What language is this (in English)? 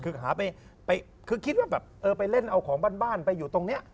Thai